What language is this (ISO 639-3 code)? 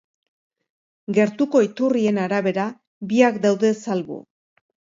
eus